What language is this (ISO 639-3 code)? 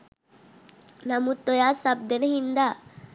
sin